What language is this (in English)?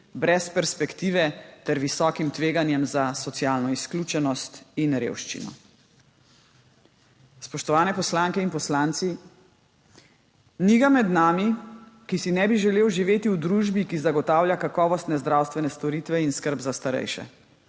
Slovenian